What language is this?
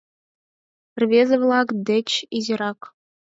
Mari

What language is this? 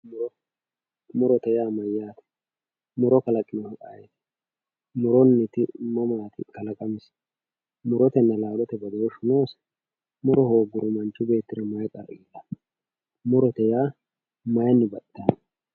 Sidamo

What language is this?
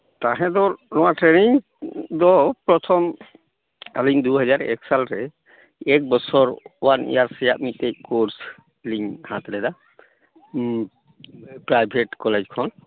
Santali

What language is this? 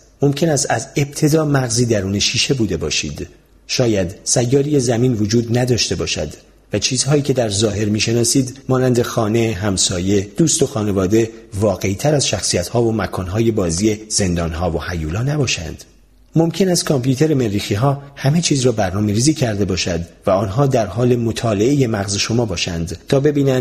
Persian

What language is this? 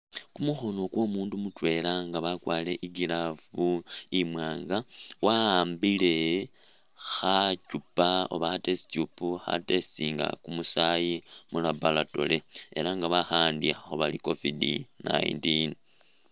Masaaba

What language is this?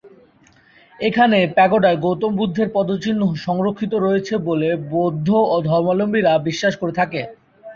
Bangla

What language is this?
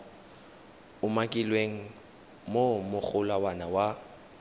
Tswana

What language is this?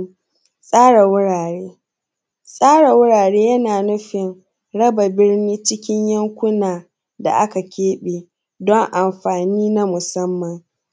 Hausa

